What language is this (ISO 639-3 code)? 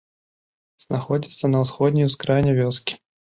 bel